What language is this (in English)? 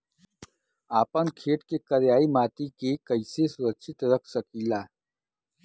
Bhojpuri